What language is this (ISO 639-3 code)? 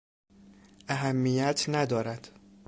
fas